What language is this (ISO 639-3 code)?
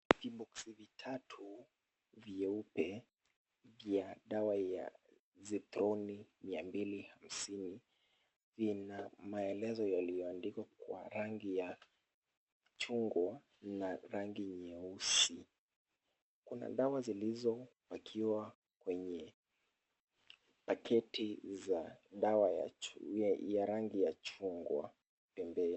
swa